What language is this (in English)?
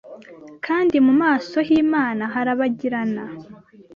Kinyarwanda